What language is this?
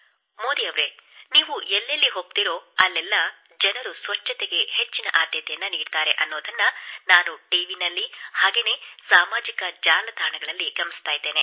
Kannada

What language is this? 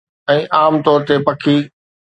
Sindhi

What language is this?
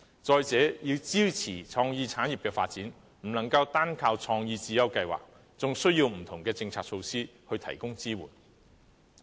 Cantonese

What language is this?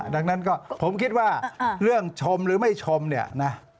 Thai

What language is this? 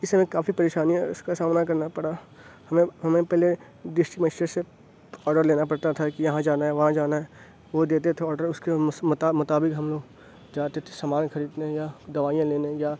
Urdu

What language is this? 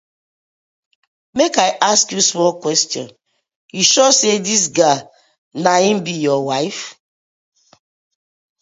Nigerian Pidgin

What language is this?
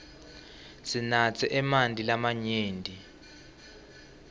Swati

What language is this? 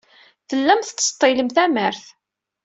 Kabyle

